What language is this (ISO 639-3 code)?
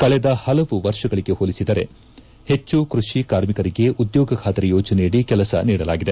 kan